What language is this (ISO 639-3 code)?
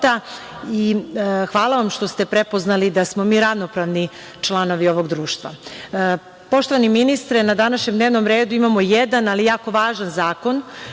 srp